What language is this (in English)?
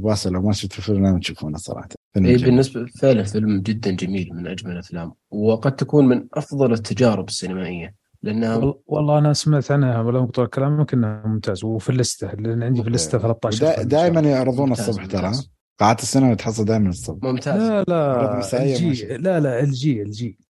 Arabic